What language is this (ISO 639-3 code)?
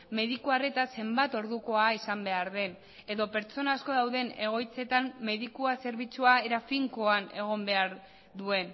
eus